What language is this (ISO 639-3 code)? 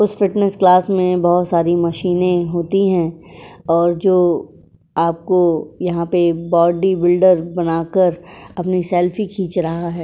hin